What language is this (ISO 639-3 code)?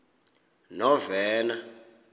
xho